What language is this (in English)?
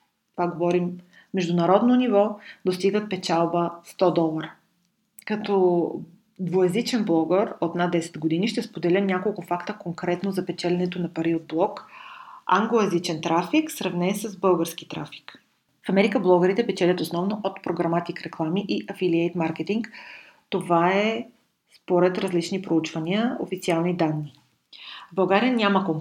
Bulgarian